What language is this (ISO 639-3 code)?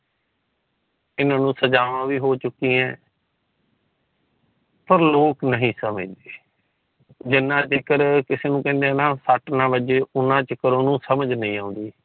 pan